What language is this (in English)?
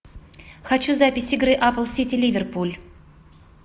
Russian